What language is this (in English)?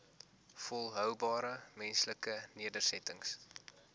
Afrikaans